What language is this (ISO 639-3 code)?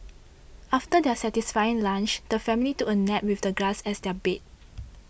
eng